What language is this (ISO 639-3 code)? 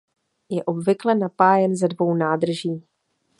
ces